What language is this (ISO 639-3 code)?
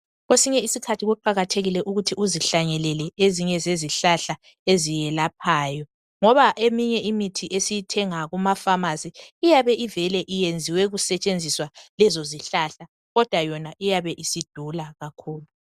nde